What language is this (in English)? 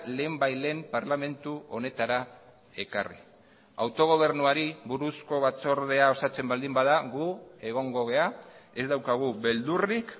Basque